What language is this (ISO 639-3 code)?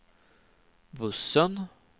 swe